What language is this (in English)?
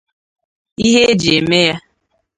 Igbo